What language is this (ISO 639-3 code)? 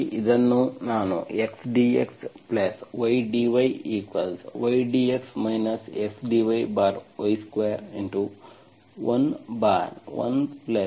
kan